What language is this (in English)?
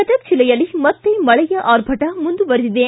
Kannada